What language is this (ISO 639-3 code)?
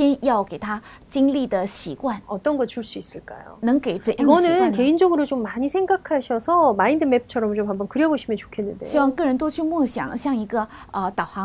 kor